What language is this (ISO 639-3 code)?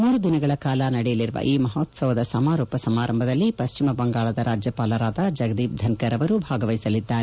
kan